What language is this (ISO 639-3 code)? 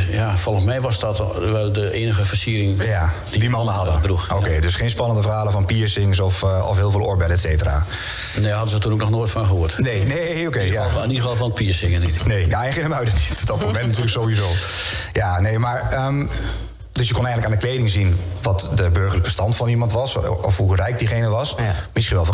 nld